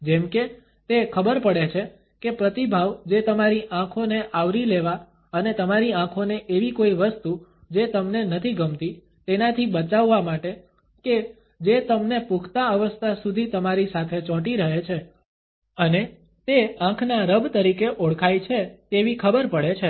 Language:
Gujarati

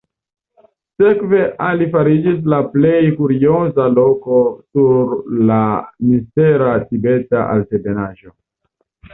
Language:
Esperanto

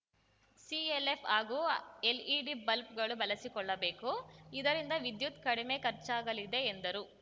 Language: Kannada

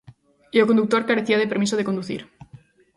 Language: Galician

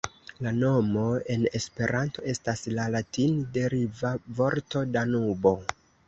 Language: Esperanto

